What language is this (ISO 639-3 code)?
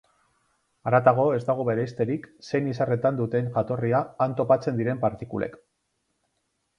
eus